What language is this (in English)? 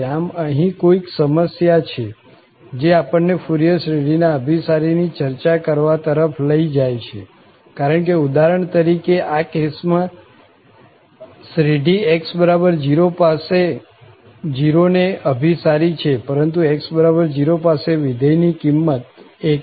Gujarati